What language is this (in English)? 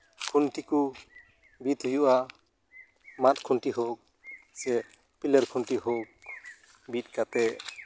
Santali